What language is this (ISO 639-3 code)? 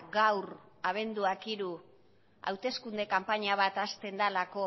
eus